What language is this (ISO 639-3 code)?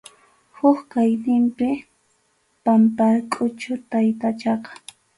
qxu